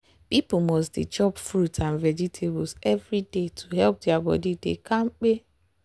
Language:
Nigerian Pidgin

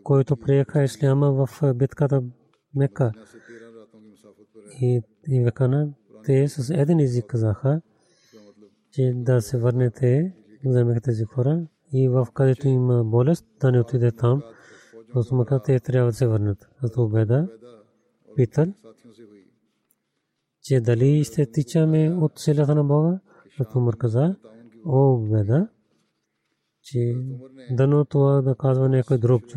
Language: Bulgarian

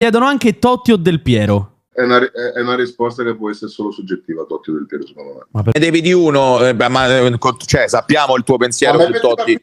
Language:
Italian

